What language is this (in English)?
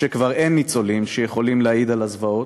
Hebrew